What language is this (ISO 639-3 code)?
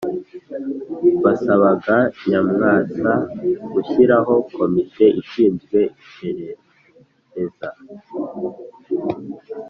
kin